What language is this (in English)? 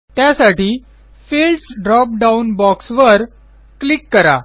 Marathi